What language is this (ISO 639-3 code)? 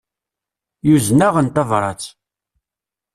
kab